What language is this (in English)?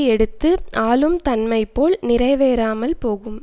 Tamil